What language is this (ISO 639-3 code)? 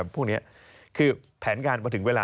tha